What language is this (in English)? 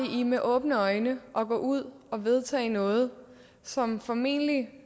Danish